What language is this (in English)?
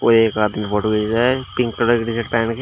Hindi